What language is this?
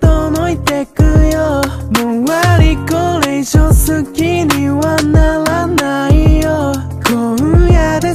Romanian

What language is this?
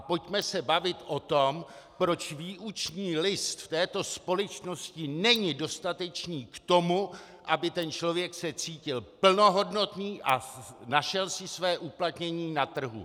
Czech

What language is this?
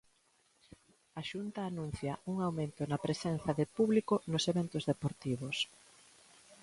Galician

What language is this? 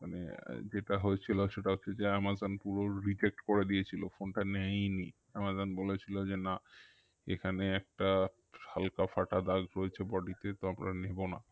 Bangla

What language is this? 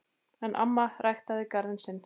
Icelandic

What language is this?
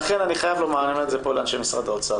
Hebrew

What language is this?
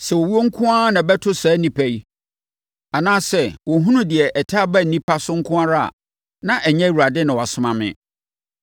Akan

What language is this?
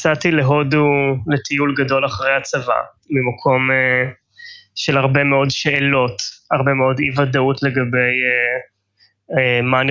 Hebrew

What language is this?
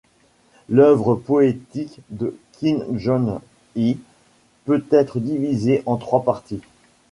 French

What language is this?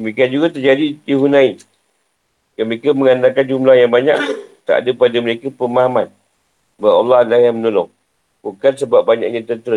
Malay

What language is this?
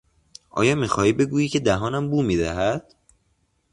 Persian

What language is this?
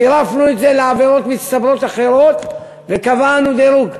Hebrew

